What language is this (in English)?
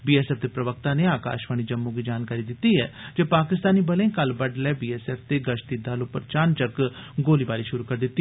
Dogri